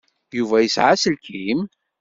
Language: Kabyle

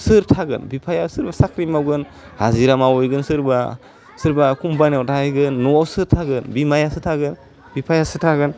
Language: Bodo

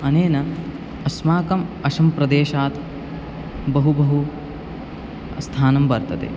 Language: Sanskrit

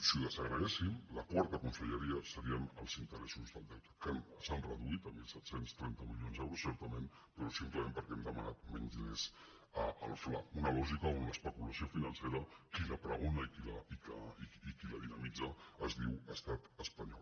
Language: Catalan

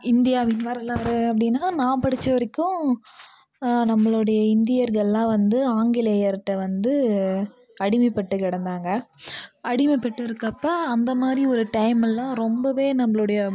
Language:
Tamil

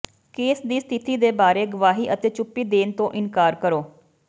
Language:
Punjabi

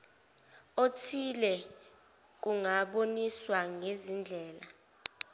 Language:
Zulu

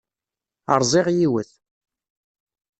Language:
Kabyle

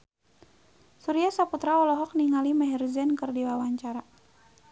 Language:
Sundanese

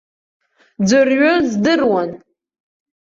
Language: Abkhazian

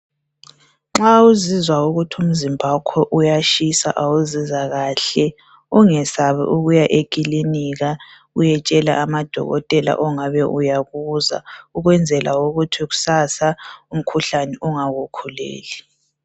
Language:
North Ndebele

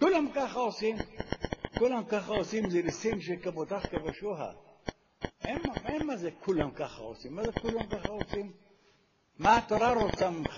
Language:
Hebrew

